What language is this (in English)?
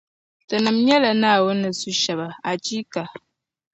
Dagbani